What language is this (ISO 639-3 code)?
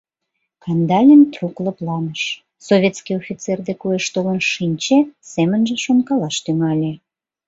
chm